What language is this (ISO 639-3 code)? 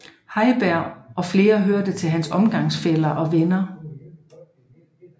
dan